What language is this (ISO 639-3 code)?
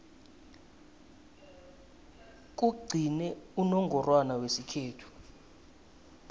nbl